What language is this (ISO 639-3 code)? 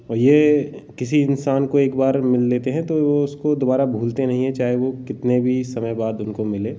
hin